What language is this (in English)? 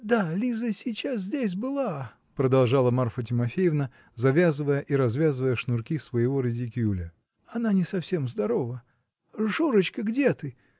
Russian